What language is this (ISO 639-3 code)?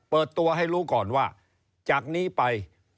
tha